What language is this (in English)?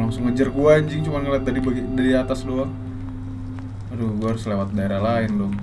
Indonesian